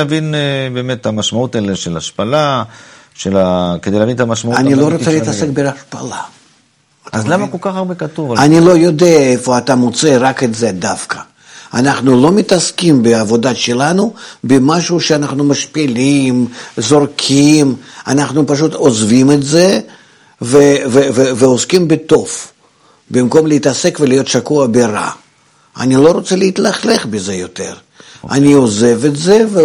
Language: Hebrew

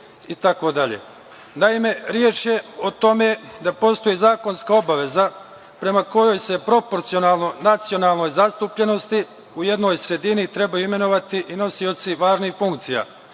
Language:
Serbian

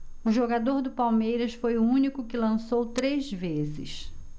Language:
Portuguese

